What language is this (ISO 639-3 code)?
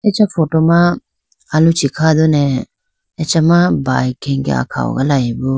clk